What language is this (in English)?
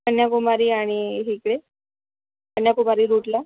Marathi